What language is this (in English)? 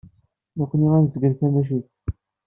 Kabyle